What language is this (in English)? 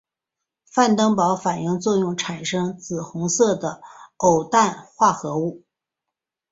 Chinese